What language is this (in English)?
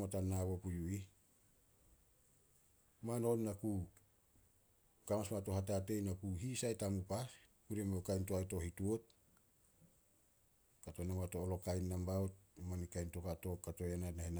Solos